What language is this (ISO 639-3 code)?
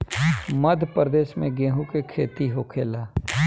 bho